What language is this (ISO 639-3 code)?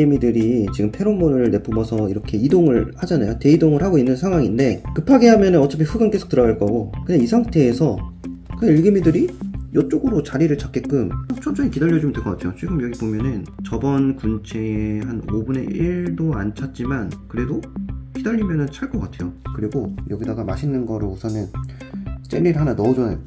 kor